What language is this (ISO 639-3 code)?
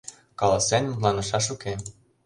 chm